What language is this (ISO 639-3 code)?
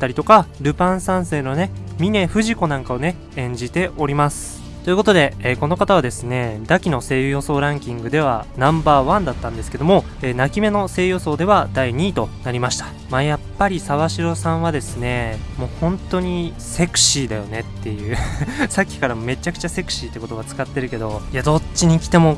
jpn